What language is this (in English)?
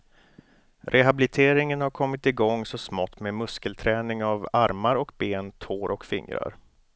Swedish